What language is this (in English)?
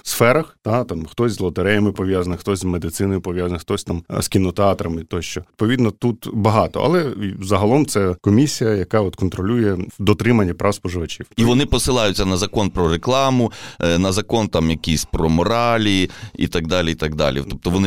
Ukrainian